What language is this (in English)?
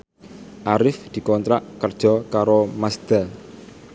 Javanese